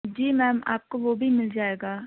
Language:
Urdu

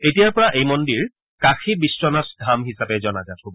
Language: Assamese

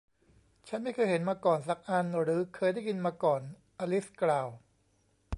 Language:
Thai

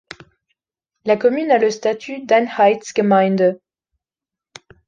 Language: French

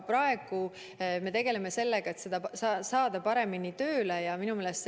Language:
Estonian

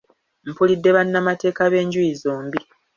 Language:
Ganda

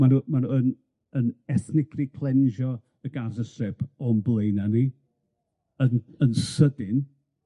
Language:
Welsh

